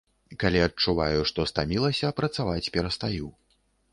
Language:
Belarusian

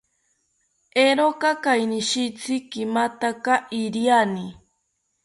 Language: South Ucayali Ashéninka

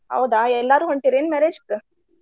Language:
Kannada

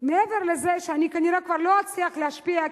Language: Hebrew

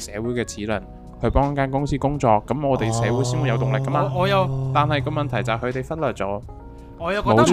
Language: Chinese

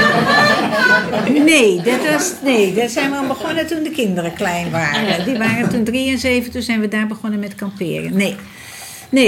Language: Dutch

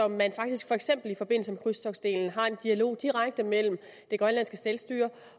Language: Danish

